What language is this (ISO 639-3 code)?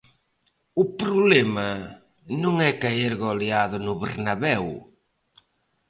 glg